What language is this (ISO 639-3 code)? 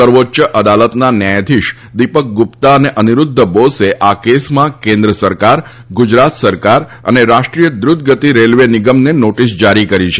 guj